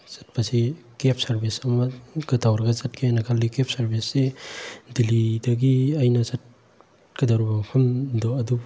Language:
Manipuri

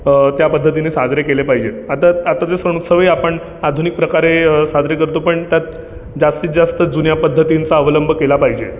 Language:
Marathi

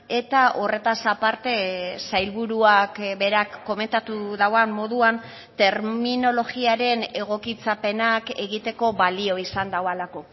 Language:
Basque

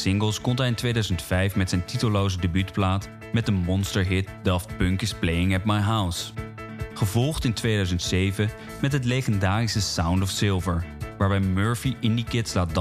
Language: Dutch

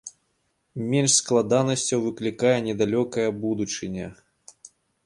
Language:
Belarusian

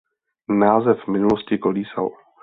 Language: Czech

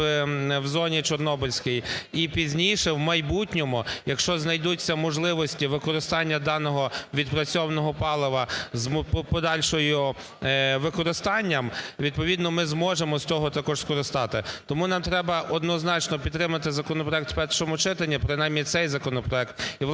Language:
Ukrainian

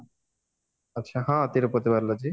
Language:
Odia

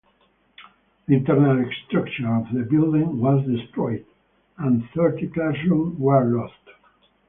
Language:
English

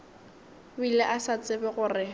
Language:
Northern Sotho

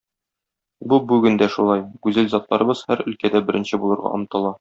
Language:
Tatar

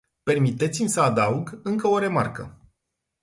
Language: Romanian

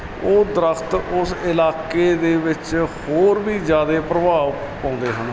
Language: Punjabi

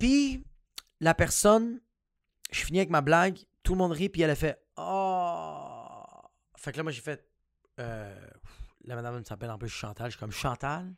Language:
French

